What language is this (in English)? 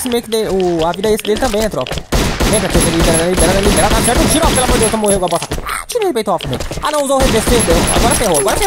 Portuguese